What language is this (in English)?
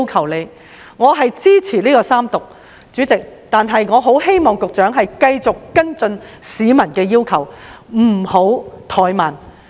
Cantonese